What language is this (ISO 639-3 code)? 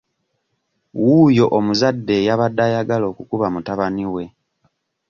lug